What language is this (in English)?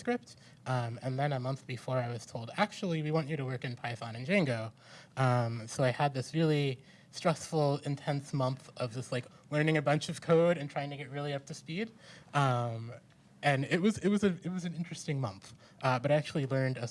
English